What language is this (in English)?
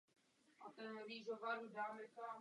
Czech